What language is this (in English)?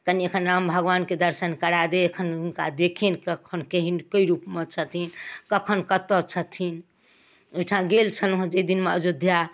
Maithili